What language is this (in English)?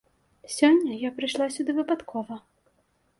Belarusian